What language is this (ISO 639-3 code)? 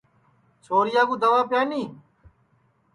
ssi